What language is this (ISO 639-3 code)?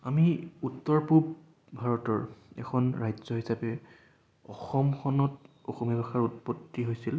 asm